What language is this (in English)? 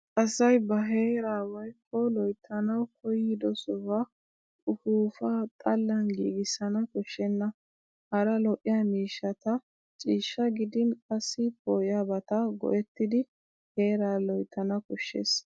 Wolaytta